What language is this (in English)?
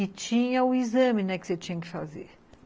Portuguese